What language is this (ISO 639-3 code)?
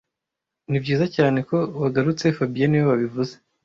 kin